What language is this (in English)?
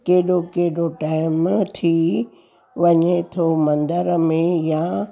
Sindhi